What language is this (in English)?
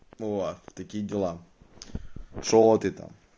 Russian